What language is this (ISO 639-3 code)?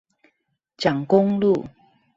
zho